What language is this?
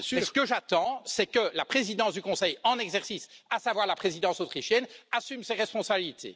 French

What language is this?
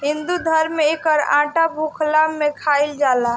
Bhojpuri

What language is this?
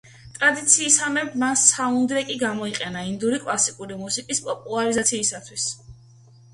Georgian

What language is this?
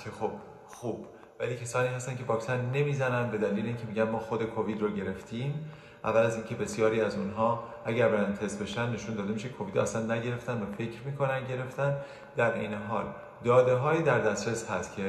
Persian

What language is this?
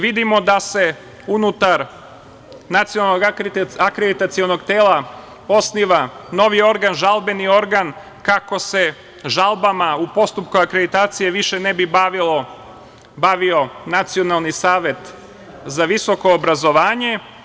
Serbian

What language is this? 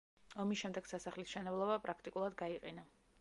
Georgian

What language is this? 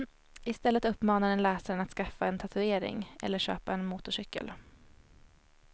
Swedish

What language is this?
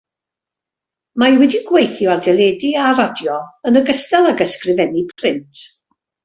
Welsh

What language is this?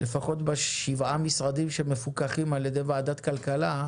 Hebrew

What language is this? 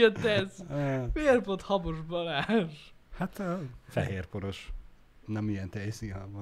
Hungarian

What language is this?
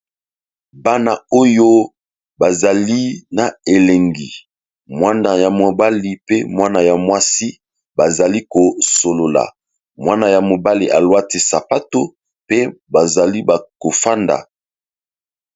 Lingala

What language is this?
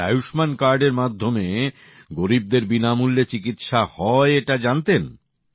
Bangla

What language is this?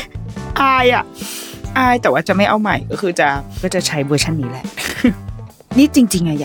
Thai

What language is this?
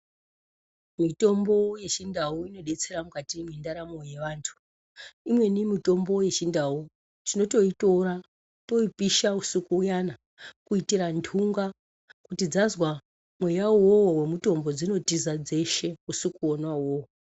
Ndau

